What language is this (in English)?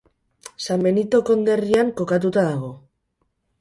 Basque